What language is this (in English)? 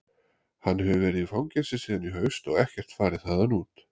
Icelandic